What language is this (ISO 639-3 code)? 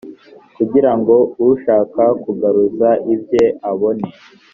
kin